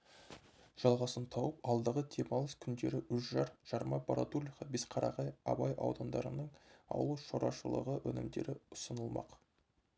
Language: Kazakh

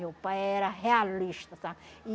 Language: Portuguese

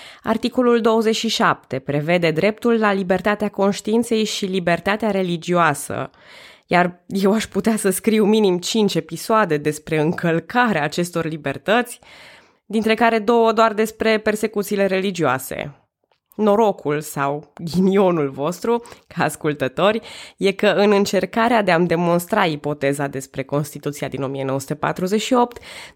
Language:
Romanian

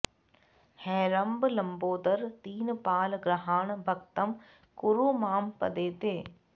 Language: Sanskrit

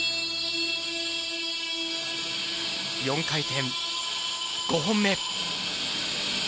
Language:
Japanese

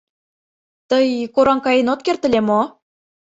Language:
Mari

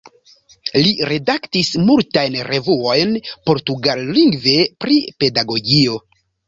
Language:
Esperanto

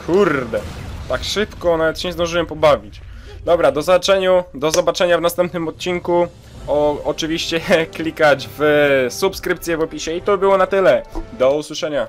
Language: Polish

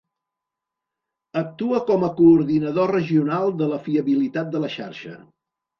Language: Catalan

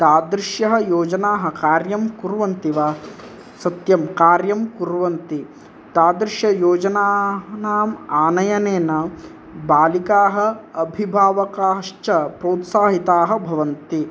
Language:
Sanskrit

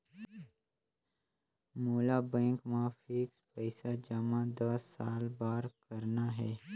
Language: Chhattisgarhi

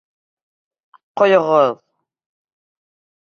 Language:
Bashkir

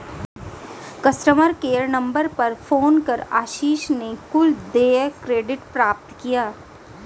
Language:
Hindi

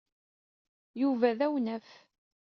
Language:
Kabyle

